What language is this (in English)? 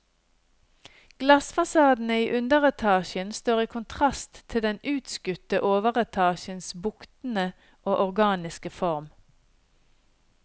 Norwegian